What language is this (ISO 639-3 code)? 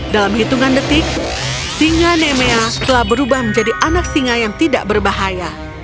ind